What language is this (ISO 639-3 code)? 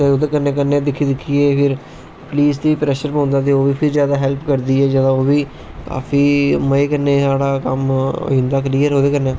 doi